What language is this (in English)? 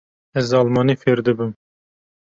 Kurdish